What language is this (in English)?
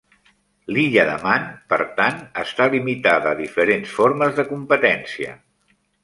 Catalan